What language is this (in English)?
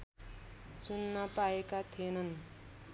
Nepali